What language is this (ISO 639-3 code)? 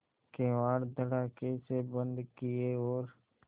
hin